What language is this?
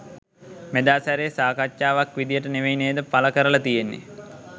Sinhala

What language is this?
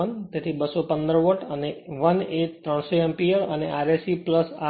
Gujarati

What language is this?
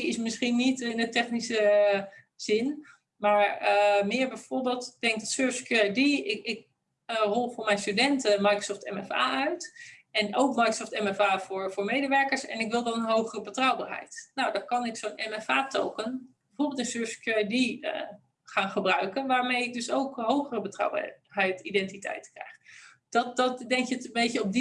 Dutch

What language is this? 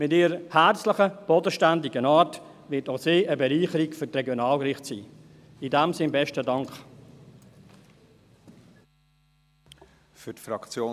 Swiss German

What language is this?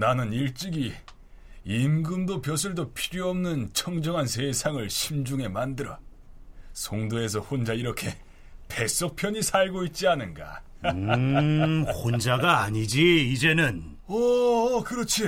Korean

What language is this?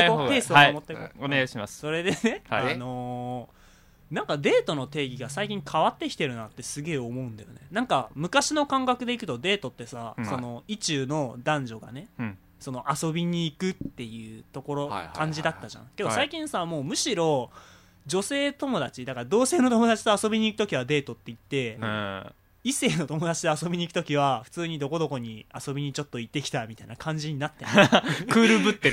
Japanese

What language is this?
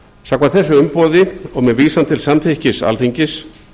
Icelandic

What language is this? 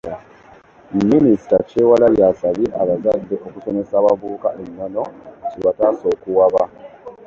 Ganda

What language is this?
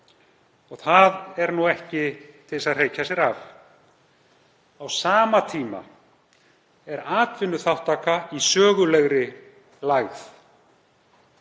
Icelandic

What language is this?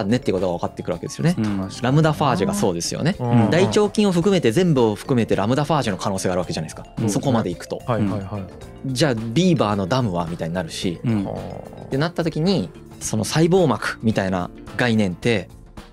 Japanese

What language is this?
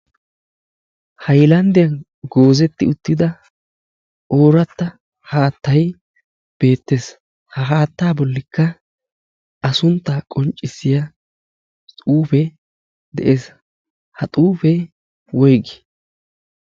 Wolaytta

